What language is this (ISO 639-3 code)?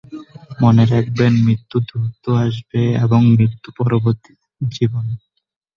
ben